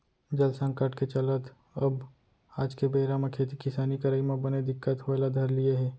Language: Chhattisgarhi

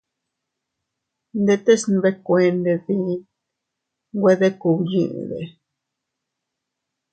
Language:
Teutila Cuicatec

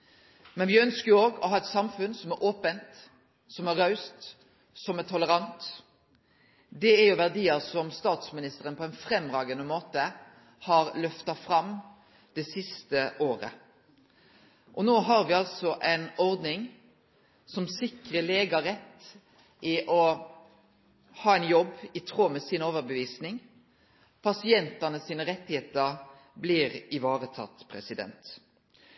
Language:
Norwegian Nynorsk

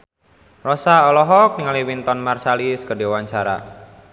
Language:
Sundanese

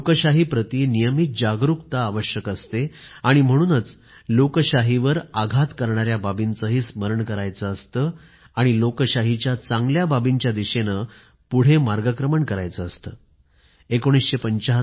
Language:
Marathi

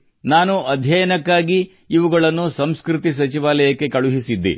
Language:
Kannada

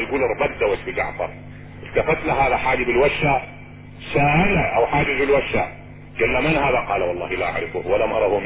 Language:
Arabic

